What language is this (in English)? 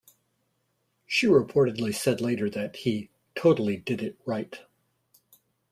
English